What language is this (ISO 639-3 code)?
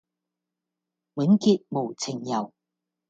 yue